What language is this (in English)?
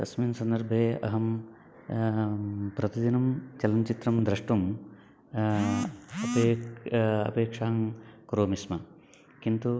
Sanskrit